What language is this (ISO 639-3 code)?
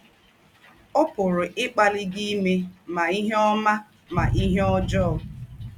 ibo